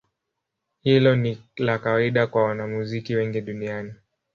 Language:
Swahili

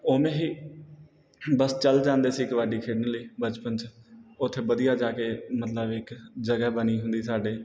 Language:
Punjabi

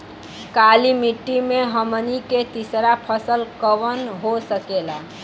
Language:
Bhojpuri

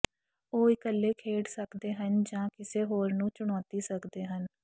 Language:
Punjabi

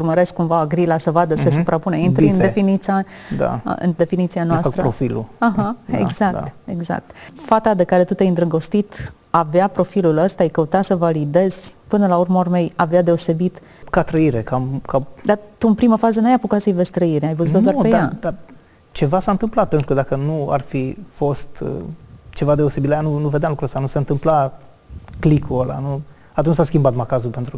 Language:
Romanian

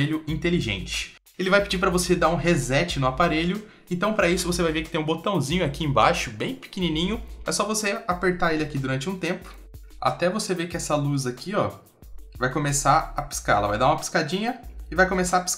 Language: Portuguese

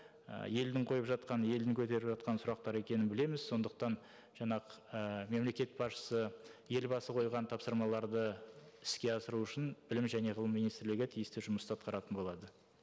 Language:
Kazakh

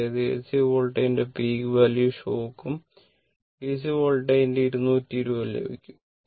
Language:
Malayalam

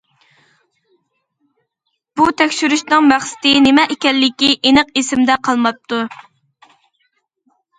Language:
Uyghur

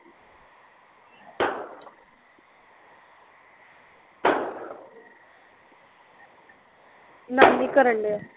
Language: Punjabi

